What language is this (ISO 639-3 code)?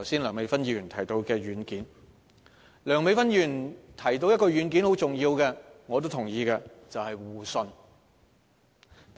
yue